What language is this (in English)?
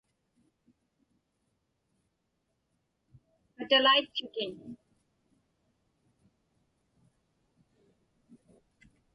Inupiaq